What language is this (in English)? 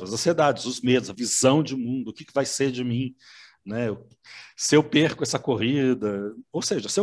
Portuguese